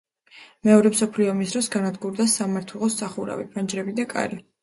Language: Georgian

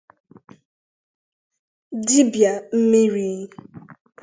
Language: Igbo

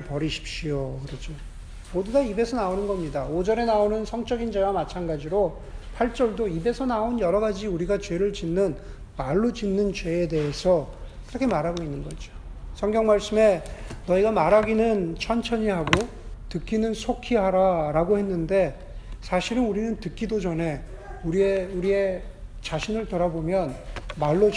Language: Korean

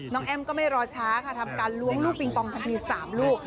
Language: Thai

